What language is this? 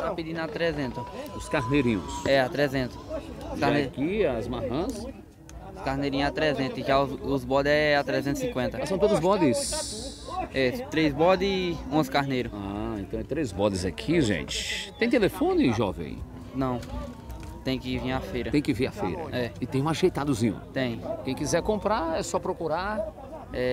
Portuguese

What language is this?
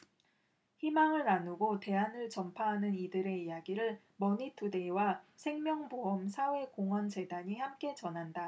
Korean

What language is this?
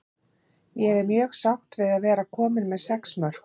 Icelandic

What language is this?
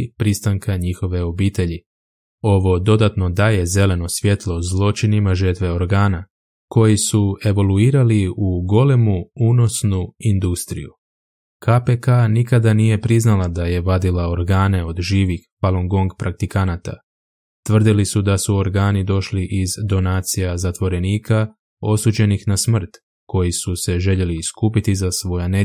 Croatian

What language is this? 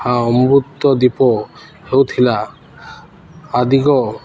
Odia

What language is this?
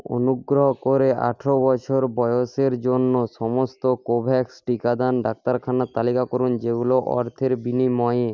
Bangla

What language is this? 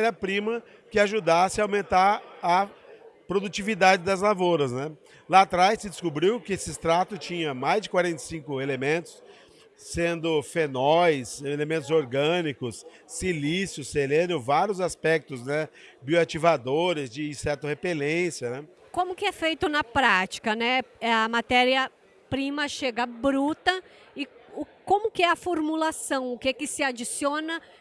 Portuguese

